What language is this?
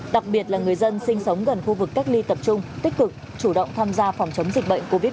Vietnamese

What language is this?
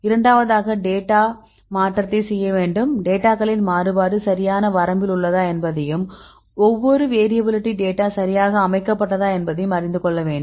Tamil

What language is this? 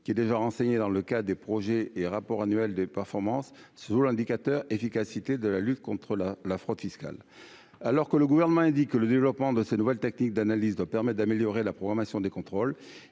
French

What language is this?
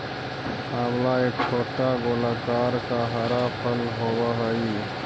Magahi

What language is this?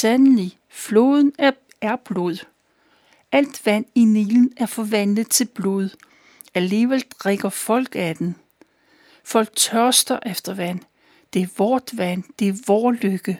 Danish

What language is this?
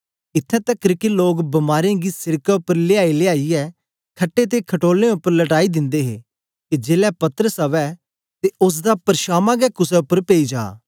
Dogri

